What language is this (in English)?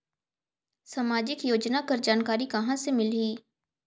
Chhattisgarhi